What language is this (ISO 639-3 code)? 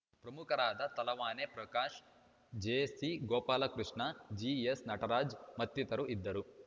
kan